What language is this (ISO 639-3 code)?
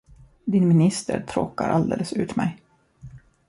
swe